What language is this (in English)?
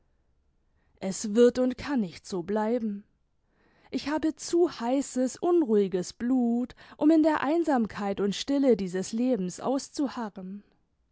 German